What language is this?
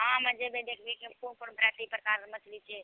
Maithili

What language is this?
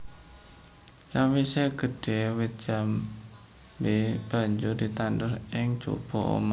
Javanese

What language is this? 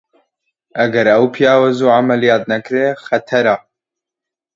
Central Kurdish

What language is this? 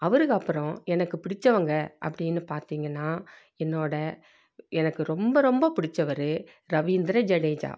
Tamil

